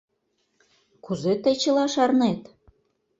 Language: Mari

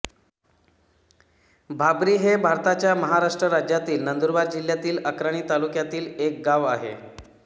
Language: Marathi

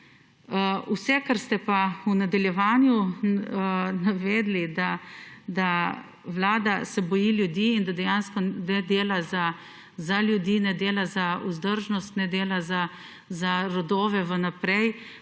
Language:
Slovenian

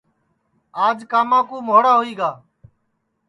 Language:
Sansi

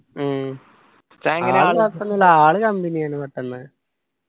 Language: Malayalam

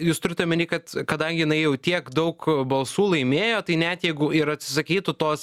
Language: Lithuanian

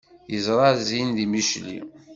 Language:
Kabyle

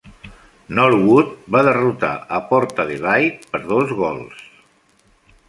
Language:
Catalan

